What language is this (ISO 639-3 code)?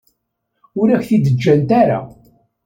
kab